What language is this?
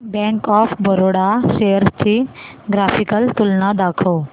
Marathi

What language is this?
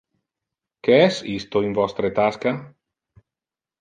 Interlingua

